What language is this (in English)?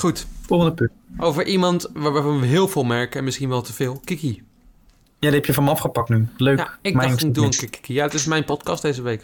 Dutch